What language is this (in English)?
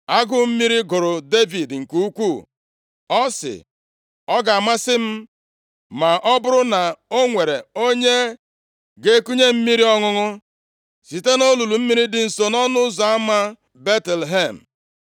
Igbo